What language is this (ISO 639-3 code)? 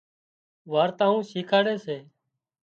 kxp